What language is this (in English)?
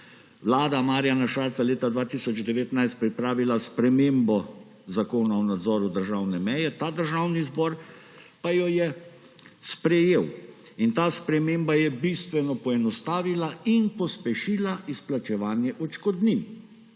Slovenian